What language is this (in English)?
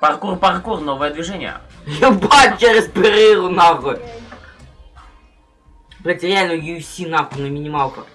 Russian